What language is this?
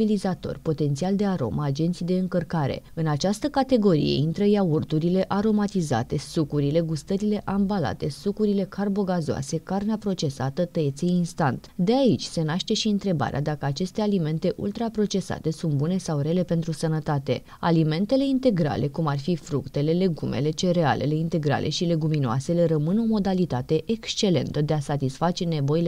Romanian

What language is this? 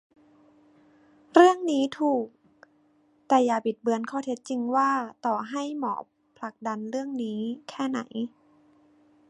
Thai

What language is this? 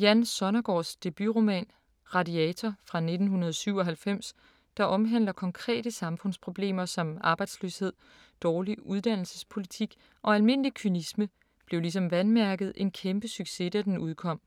Danish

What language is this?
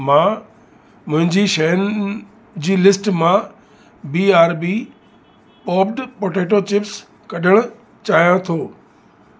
Sindhi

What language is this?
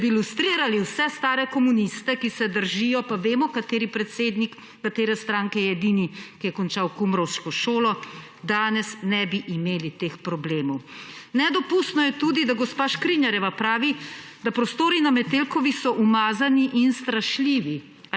Slovenian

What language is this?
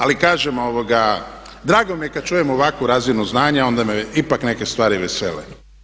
Croatian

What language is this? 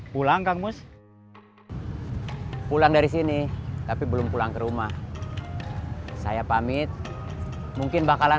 Indonesian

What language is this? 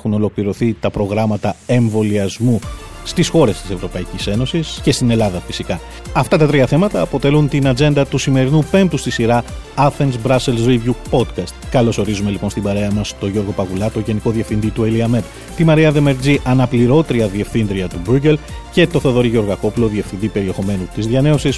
Greek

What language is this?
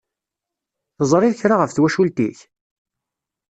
Kabyle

